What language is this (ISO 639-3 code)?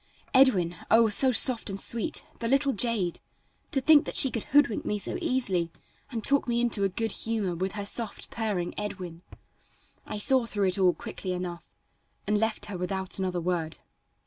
eng